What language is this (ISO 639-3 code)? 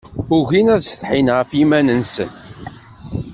kab